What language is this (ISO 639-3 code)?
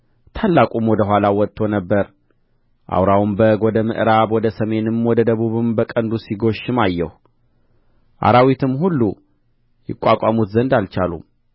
amh